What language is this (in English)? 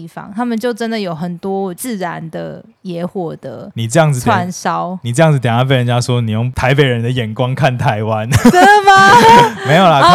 Chinese